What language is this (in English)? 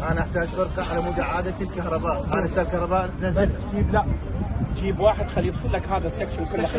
Arabic